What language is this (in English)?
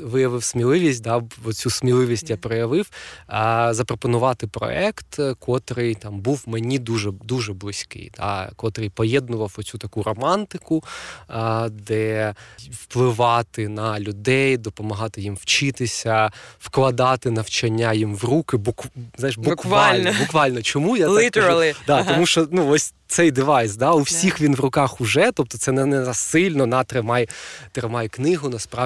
Ukrainian